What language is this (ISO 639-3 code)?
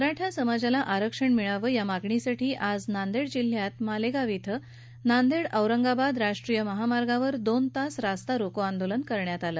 mar